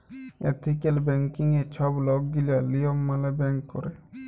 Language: Bangla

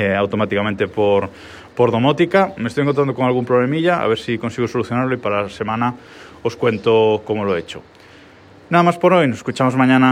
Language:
Spanish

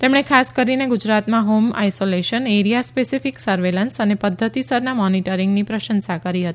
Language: Gujarati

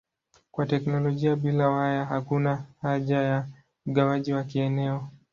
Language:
Swahili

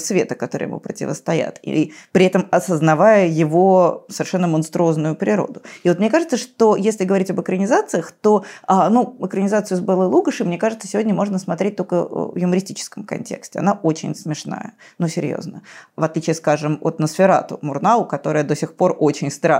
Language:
Russian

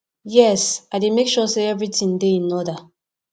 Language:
Nigerian Pidgin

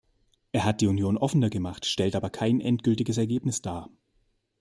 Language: German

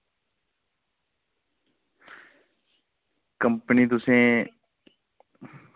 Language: Dogri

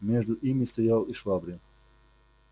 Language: Russian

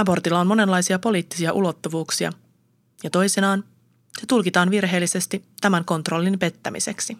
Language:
Finnish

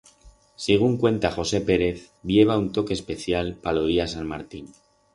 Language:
Aragonese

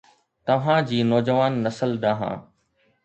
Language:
Sindhi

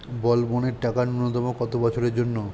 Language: Bangla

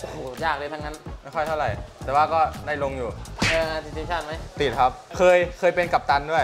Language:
Thai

